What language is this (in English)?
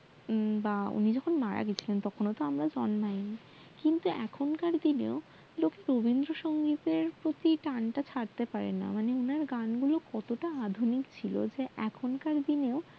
Bangla